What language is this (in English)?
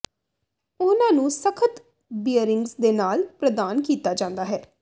Punjabi